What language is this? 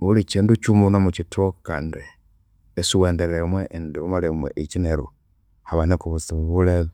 Konzo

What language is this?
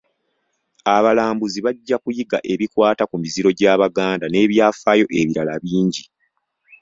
Ganda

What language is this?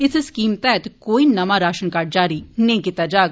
Dogri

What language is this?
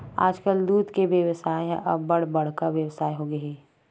Chhattisgarhi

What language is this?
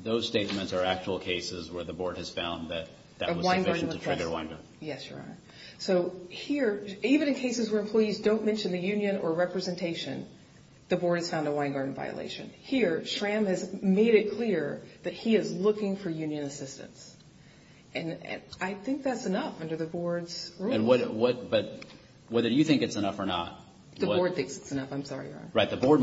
English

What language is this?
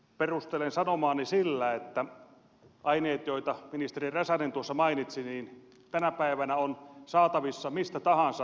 Finnish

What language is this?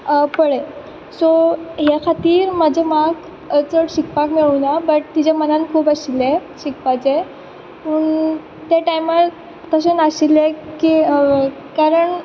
Konkani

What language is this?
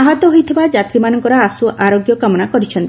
Odia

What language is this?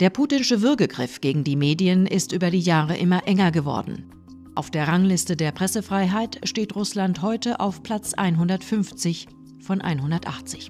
German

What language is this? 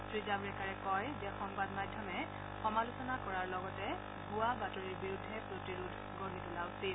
Assamese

